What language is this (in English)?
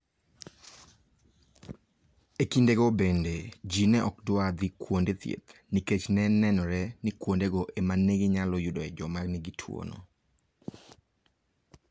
Luo (Kenya and Tanzania)